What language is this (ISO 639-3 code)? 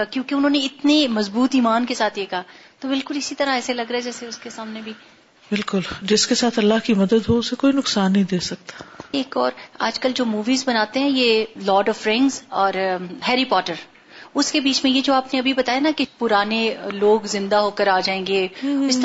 urd